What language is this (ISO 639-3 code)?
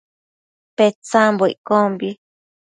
mcf